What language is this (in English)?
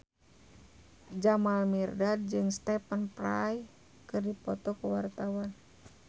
Sundanese